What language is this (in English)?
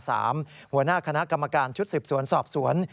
Thai